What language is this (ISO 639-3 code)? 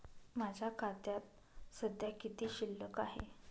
mar